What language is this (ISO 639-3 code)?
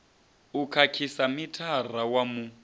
ven